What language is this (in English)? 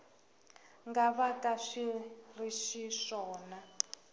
Tsonga